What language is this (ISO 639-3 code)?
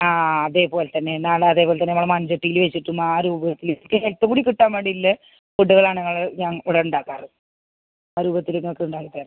mal